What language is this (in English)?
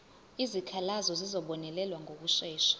Zulu